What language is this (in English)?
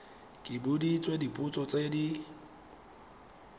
Tswana